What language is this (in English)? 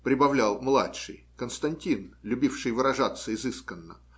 Russian